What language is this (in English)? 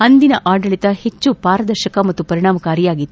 Kannada